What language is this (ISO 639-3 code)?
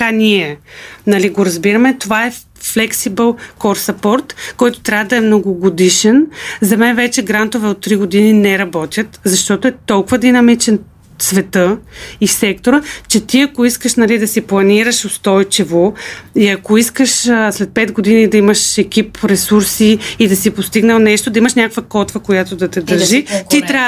bul